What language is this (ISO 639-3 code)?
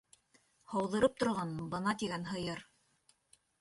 bak